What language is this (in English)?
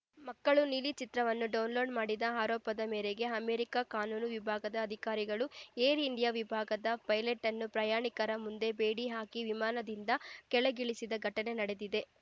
Kannada